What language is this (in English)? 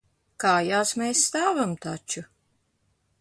Latvian